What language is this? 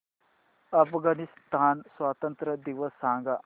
Marathi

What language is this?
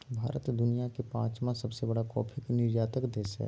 Magahi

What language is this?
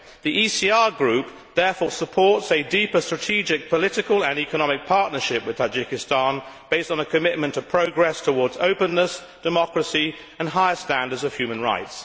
English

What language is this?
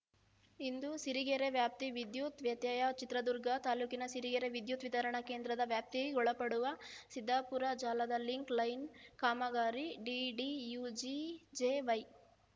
Kannada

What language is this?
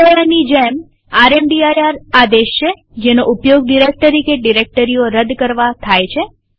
Gujarati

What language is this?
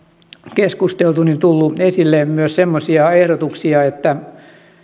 Finnish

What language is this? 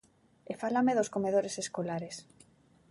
Galician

